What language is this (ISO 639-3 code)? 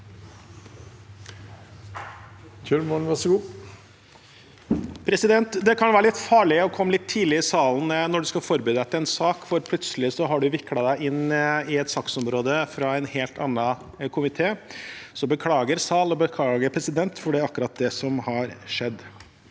nor